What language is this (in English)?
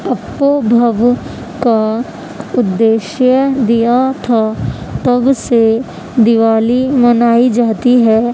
Urdu